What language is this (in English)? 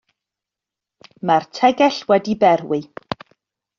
Welsh